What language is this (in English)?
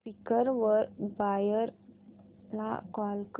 Marathi